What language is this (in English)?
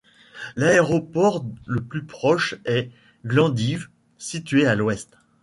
French